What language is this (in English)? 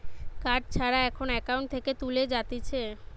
Bangla